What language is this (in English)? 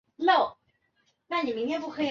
Chinese